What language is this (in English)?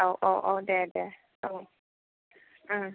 Bodo